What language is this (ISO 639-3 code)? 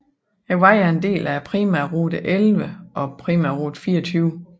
dan